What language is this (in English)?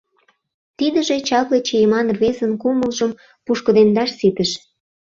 Mari